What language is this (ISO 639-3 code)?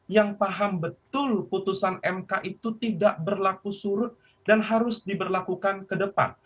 ind